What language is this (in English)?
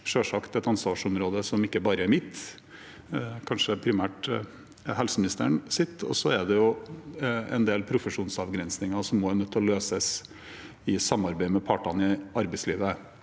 Norwegian